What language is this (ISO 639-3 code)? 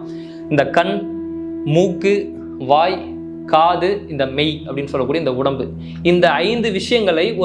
tur